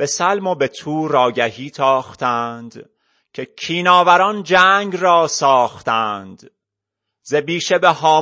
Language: Persian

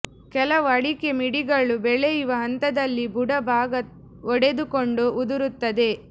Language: Kannada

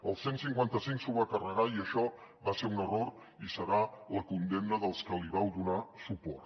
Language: Catalan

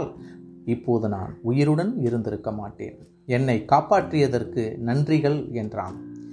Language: Tamil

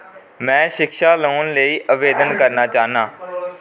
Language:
Dogri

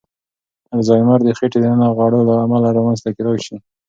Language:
Pashto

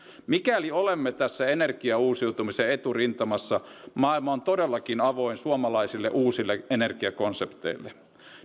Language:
Finnish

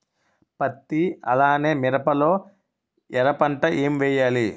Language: Telugu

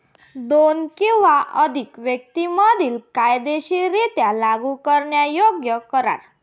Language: Marathi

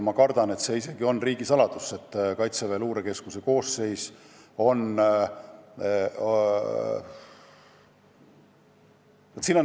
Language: Estonian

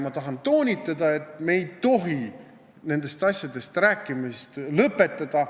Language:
Estonian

